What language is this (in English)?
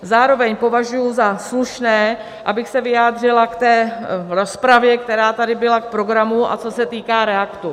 Czech